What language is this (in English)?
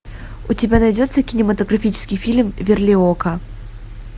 Russian